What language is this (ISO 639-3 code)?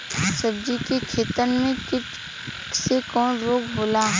bho